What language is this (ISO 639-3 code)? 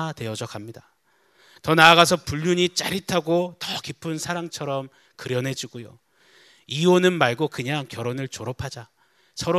kor